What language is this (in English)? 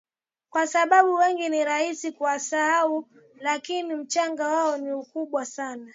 Swahili